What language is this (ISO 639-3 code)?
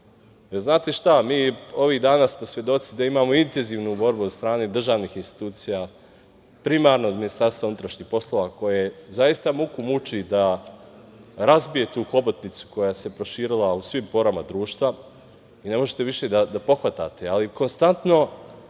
srp